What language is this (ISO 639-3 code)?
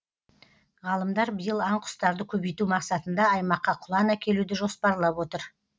kaz